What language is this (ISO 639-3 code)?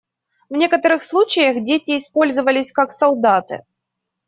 rus